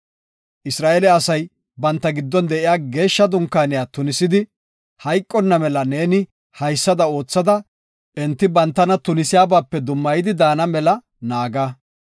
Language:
Gofa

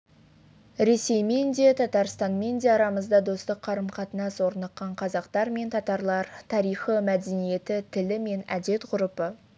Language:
Kazakh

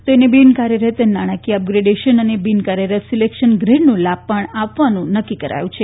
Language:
Gujarati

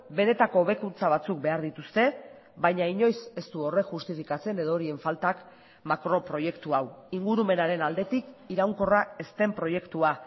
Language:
Basque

